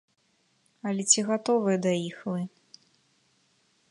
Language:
Belarusian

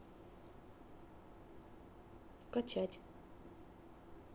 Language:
Russian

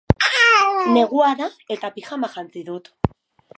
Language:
Basque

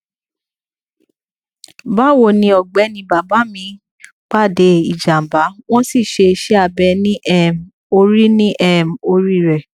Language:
Yoruba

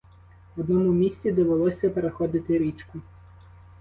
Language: Ukrainian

